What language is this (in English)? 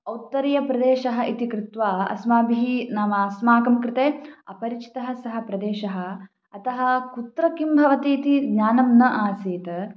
Sanskrit